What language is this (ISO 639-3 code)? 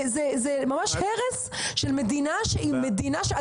heb